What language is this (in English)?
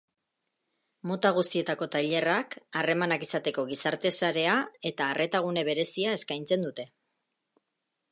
Basque